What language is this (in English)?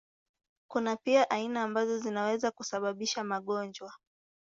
Swahili